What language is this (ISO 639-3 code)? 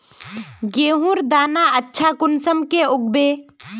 mag